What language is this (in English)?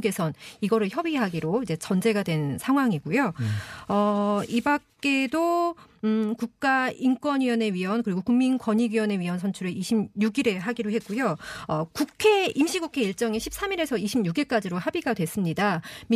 Korean